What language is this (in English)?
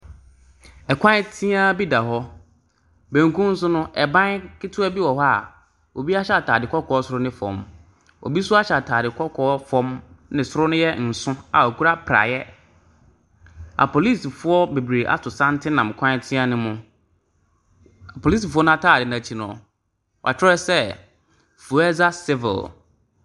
Akan